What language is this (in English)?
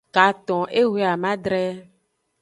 Aja (Benin)